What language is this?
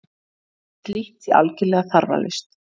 Icelandic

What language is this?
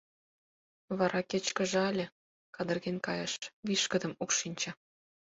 Mari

